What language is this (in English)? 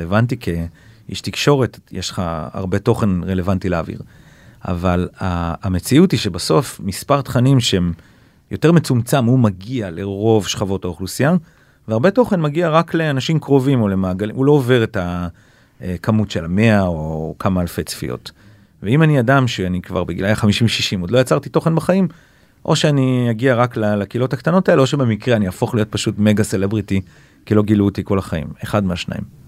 Hebrew